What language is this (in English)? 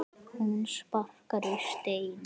Icelandic